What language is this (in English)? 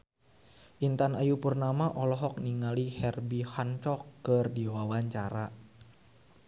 Sundanese